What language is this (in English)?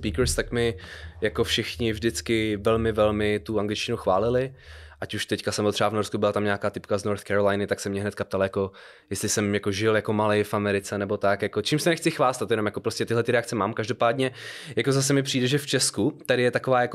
Czech